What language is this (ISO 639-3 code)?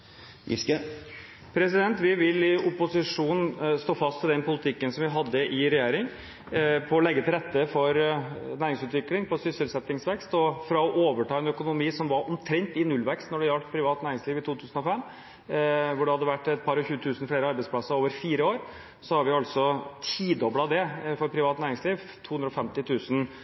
nor